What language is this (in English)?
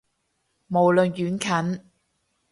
Cantonese